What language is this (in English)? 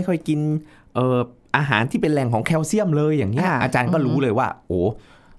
Thai